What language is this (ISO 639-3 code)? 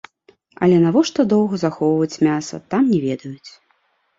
bel